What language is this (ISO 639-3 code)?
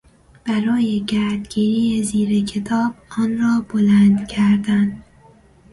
fas